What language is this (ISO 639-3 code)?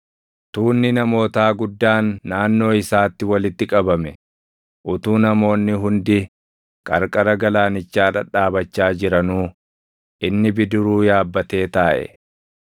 orm